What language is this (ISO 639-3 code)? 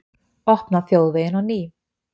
isl